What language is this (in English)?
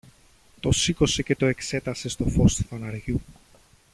Greek